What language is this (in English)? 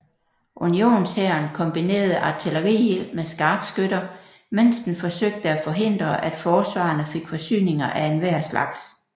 Danish